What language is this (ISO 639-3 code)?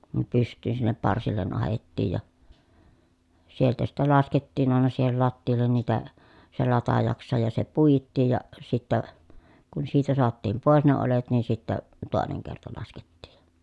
fin